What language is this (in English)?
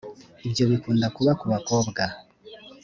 Kinyarwanda